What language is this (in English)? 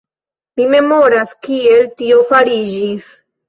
Esperanto